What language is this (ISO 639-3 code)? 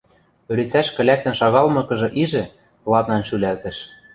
mrj